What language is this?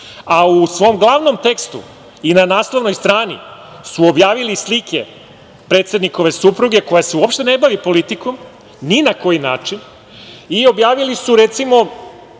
Serbian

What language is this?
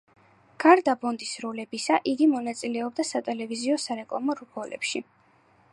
Georgian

